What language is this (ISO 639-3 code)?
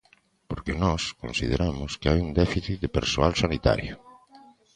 glg